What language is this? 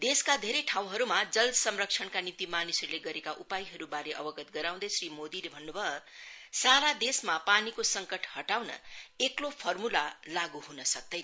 Nepali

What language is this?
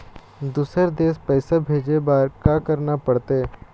Chhattisgarhi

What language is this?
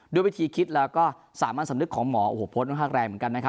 Thai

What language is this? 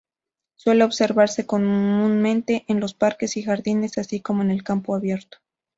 Spanish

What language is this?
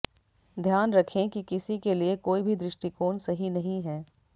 Hindi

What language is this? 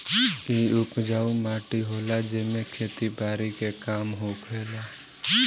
Bhojpuri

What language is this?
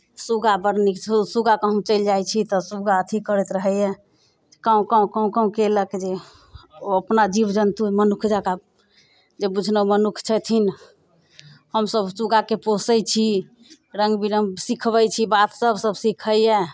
Maithili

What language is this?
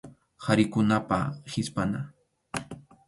Arequipa-La Unión Quechua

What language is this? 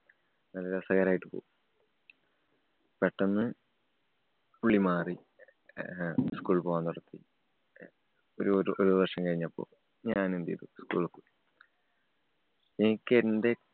Malayalam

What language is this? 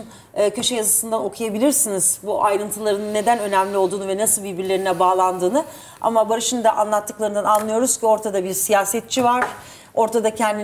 Turkish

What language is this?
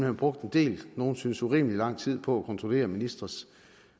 Danish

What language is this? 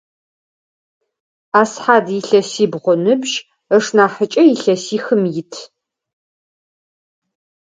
Adyghe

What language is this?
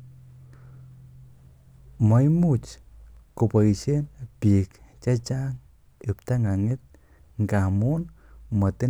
Kalenjin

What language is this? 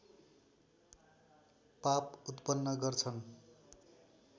Nepali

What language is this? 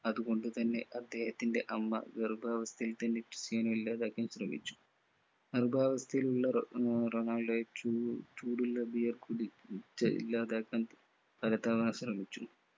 Malayalam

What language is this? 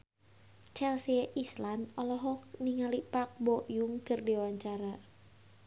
Sundanese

